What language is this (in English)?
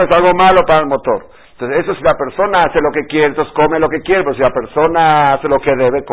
Spanish